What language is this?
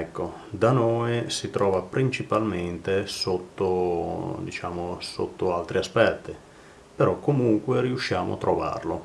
Italian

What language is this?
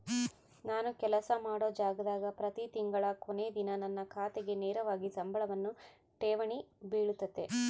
Kannada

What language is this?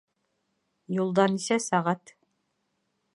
Bashkir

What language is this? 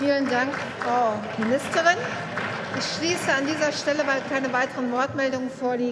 German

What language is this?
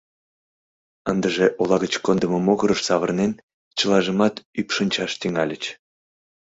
Mari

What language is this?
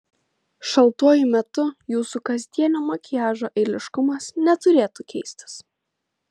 Lithuanian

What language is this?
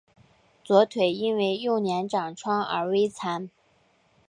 Chinese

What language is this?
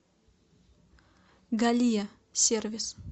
Russian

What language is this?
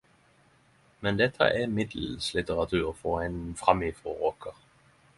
Norwegian Nynorsk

